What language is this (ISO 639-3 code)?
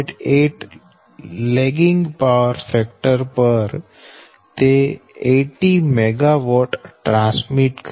guj